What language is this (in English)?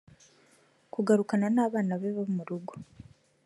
Kinyarwanda